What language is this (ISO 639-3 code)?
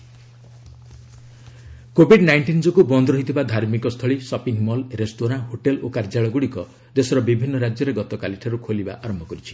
ori